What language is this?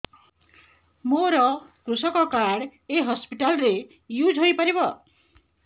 Odia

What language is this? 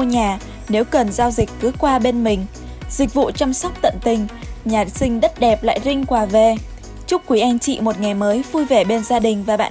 Vietnamese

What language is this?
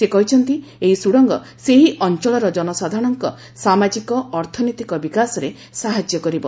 Odia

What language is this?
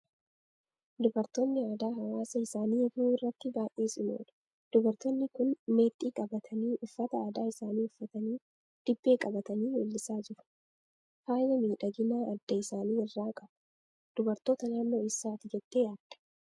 Oromo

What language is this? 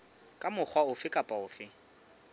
Southern Sotho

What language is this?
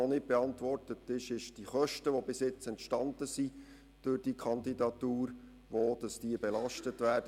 Swiss German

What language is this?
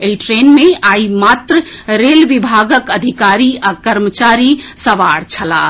Maithili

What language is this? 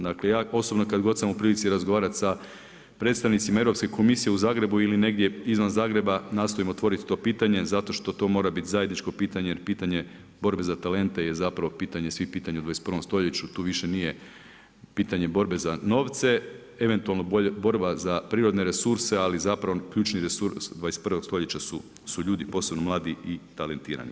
Croatian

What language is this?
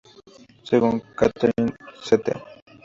Spanish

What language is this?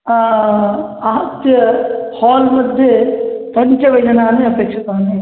Sanskrit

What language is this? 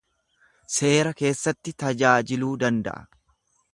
Oromo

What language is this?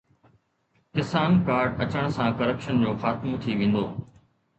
Sindhi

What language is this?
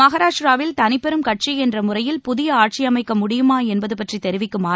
Tamil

